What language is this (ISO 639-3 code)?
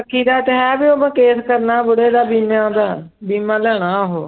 pan